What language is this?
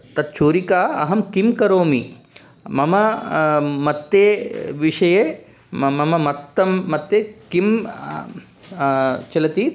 Sanskrit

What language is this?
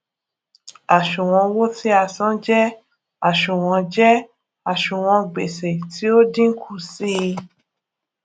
Yoruba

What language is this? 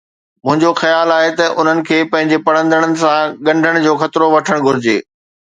Sindhi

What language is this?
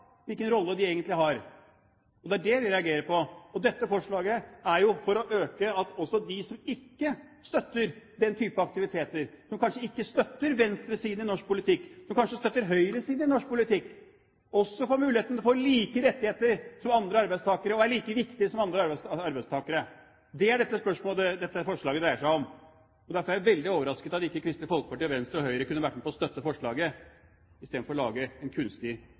Norwegian Bokmål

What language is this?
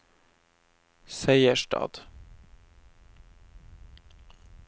Norwegian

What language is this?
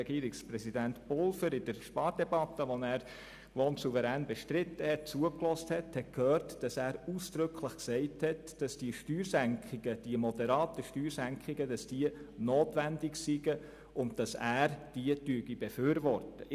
Swiss German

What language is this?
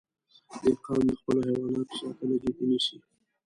Pashto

